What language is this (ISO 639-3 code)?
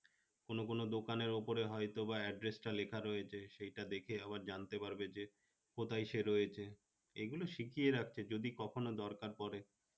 ben